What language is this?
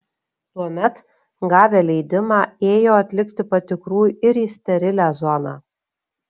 Lithuanian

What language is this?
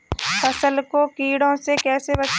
Hindi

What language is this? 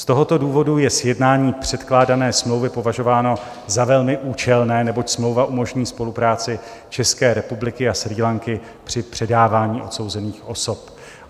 Czech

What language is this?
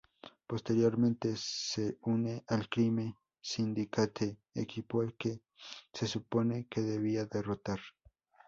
Spanish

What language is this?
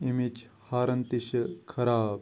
Kashmiri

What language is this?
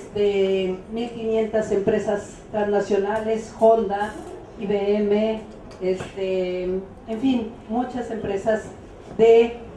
Spanish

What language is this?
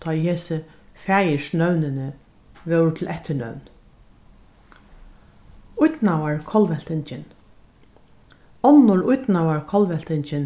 Faroese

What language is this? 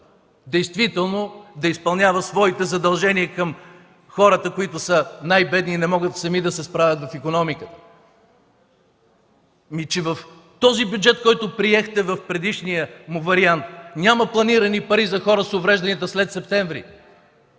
Bulgarian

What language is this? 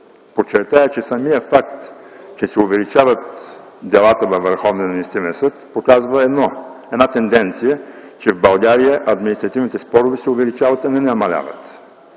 Bulgarian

